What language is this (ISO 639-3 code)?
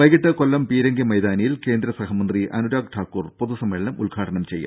mal